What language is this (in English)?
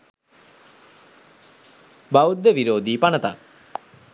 Sinhala